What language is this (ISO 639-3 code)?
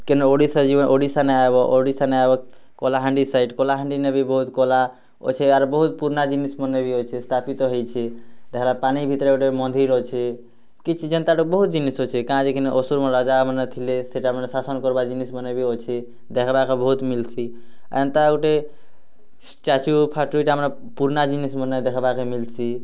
ori